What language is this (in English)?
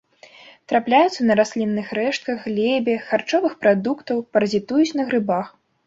Belarusian